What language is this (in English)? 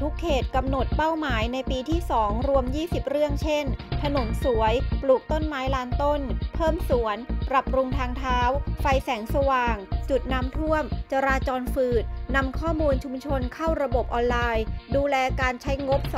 Thai